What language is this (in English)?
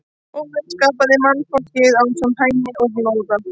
Icelandic